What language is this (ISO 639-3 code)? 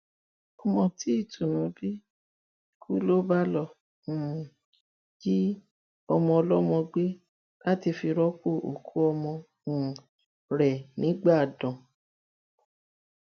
yor